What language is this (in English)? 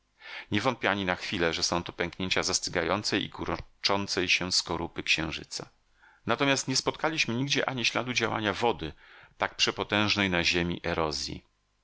Polish